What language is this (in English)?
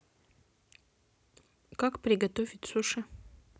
Russian